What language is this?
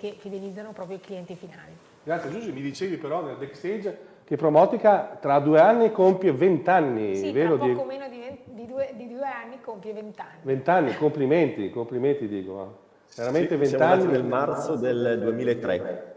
Italian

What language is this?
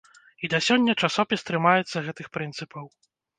Belarusian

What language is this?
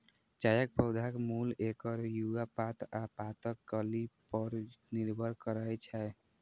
Maithili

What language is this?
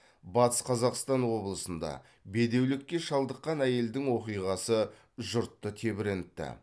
Kazakh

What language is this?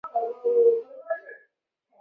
Chinese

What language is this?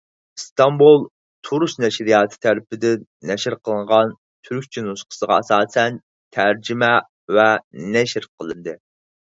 Uyghur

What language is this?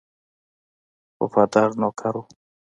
Pashto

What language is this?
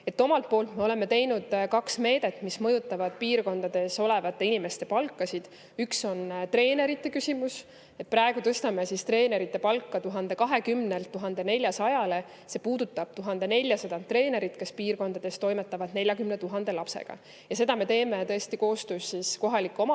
Estonian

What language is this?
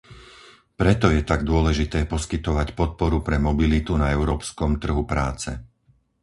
Slovak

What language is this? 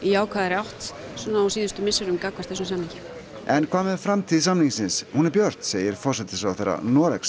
Icelandic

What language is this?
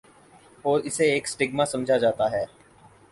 Urdu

